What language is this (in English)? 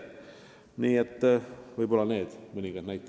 Estonian